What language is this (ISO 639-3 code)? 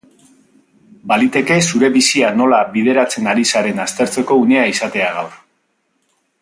eus